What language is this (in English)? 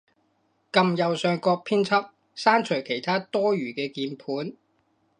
Cantonese